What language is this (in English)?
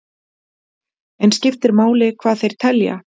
Icelandic